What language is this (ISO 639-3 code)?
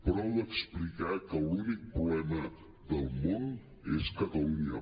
cat